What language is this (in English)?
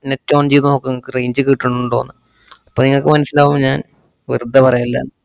Malayalam